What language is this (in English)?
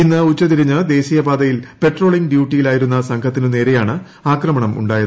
Malayalam